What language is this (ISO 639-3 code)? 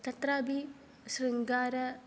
san